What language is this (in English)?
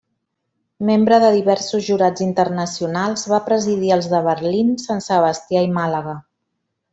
Catalan